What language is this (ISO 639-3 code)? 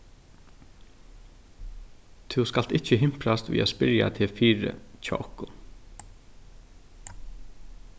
fao